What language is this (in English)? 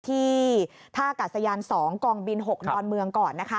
Thai